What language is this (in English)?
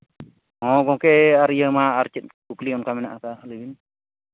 Santali